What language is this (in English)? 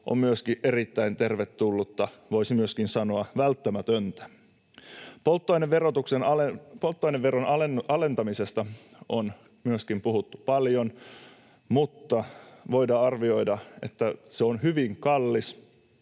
Finnish